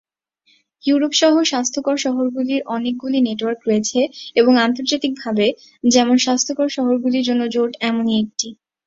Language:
Bangla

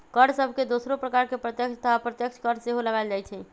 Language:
Magahi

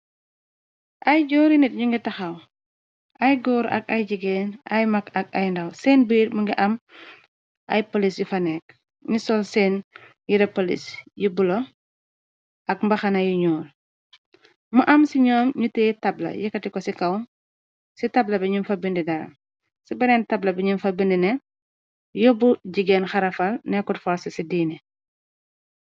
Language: Wolof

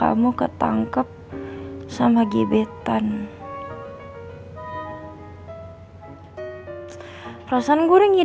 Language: Indonesian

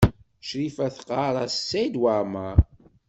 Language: Kabyle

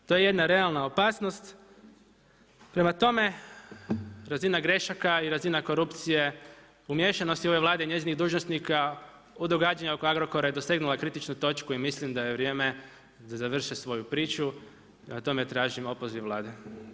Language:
Croatian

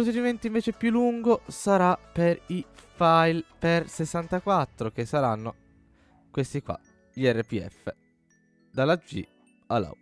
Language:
Italian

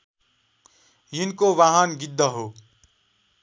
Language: Nepali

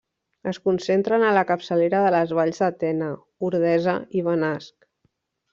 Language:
Catalan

